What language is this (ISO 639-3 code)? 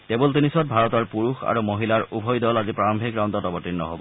asm